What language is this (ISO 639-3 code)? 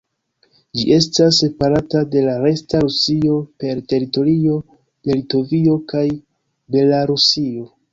epo